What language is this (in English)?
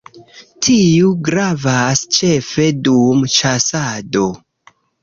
Esperanto